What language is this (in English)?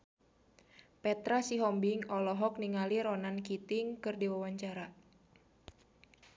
Sundanese